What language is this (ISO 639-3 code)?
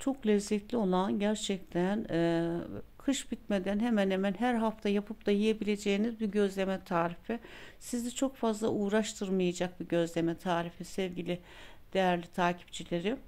tur